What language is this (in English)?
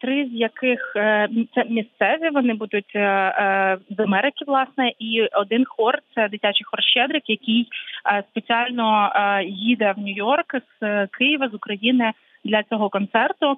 Ukrainian